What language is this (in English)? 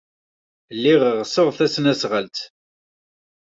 Kabyle